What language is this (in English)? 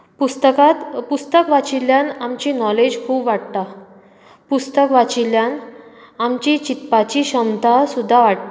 Konkani